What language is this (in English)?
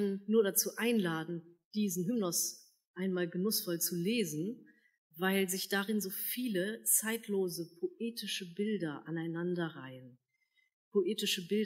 German